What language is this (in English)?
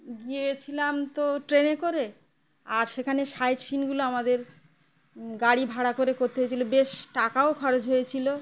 Bangla